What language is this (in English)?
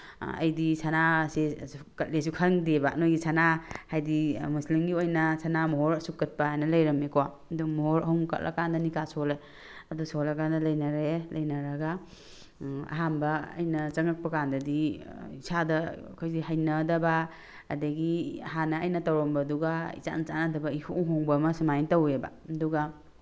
Manipuri